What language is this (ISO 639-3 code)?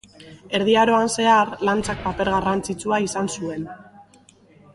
eus